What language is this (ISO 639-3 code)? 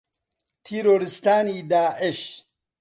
ckb